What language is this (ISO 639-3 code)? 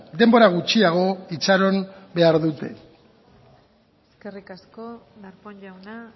eus